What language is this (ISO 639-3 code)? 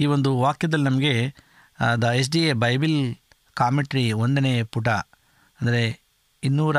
kan